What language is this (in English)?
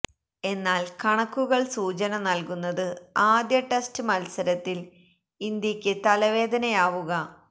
Malayalam